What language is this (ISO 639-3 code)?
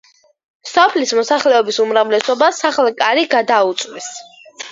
kat